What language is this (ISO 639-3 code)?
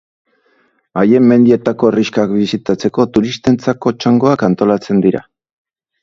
eus